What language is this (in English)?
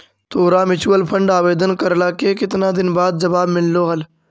Magahi